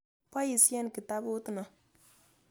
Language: Kalenjin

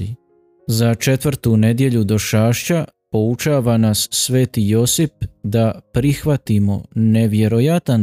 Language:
Croatian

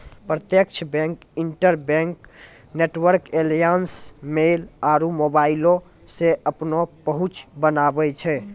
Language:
Maithili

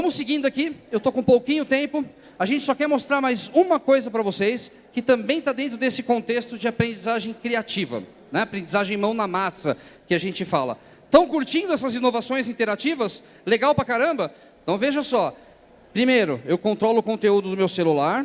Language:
Portuguese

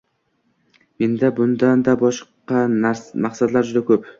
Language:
Uzbek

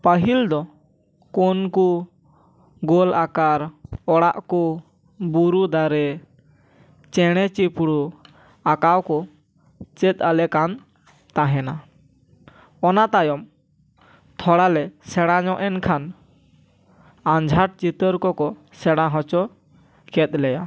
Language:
Santali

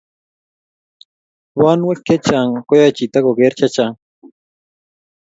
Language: Kalenjin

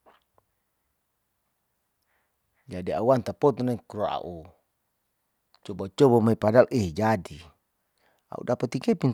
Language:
Saleman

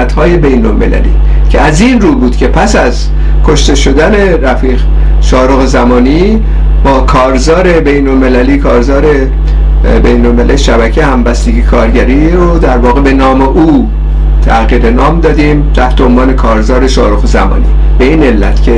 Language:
Persian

